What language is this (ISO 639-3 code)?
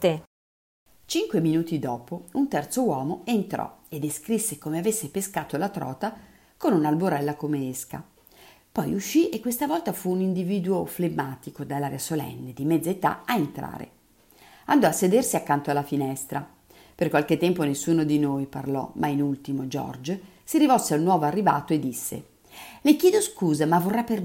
ita